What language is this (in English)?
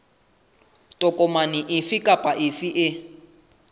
Southern Sotho